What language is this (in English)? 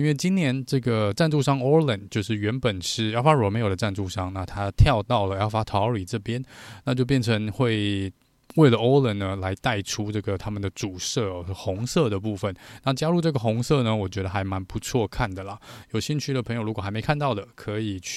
Chinese